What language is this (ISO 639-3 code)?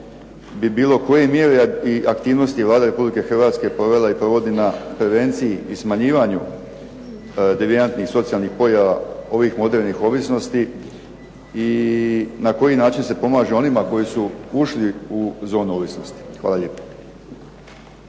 hrv